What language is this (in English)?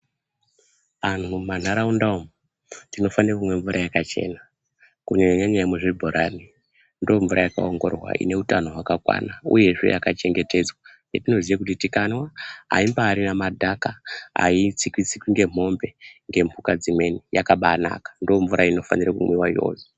Ndau